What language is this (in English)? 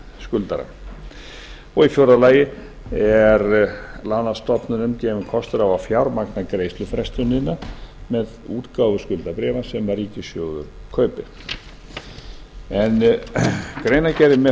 Icelandic